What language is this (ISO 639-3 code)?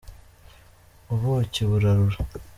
kin